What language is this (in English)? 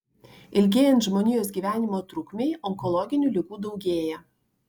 Lithuanian